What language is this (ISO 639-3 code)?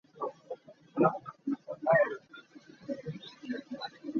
lug